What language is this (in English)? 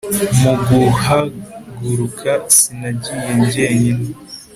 Kinyarwanda